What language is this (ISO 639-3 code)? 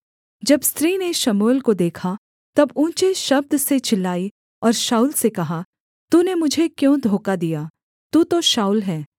hin